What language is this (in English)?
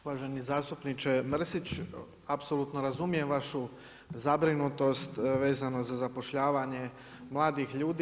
Croatian